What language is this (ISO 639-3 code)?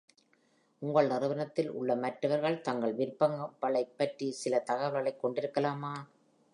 tam